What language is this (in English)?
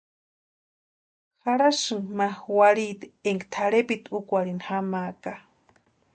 Western Highland Purepecha